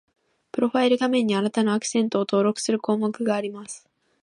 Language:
Japanese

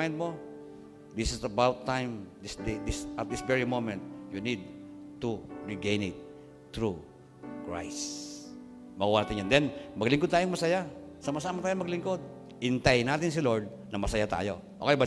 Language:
Filipino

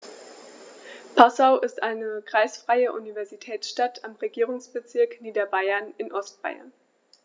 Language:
German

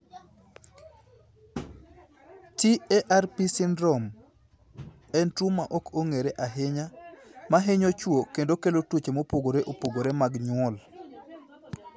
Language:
Luo (Kenya and Tanzania)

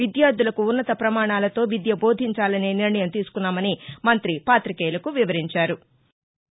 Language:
Telugu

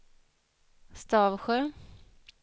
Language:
Swedish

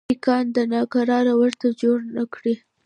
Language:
Pashto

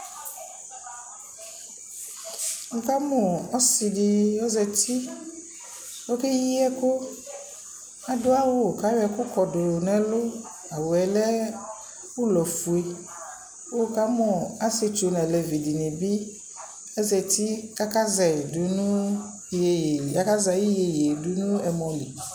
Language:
Ikposo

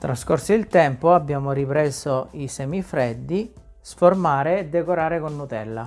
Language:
Italian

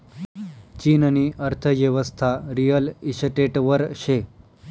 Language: Marathi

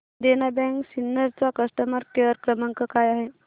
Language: Marathi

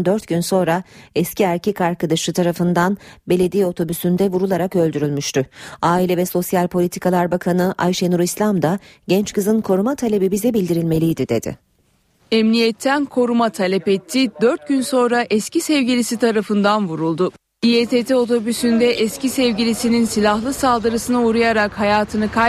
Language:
Turkish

